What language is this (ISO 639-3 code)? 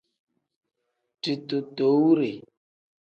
kdh